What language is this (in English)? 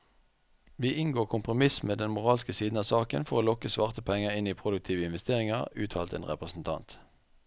Norwegian